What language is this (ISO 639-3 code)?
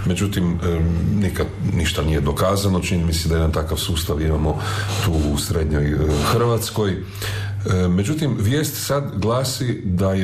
hrv